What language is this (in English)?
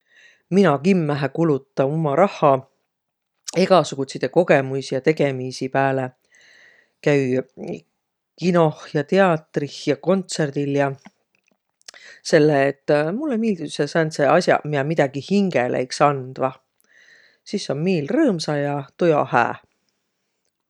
Võro